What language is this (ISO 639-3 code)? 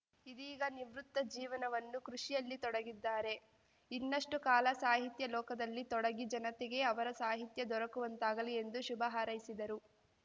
kan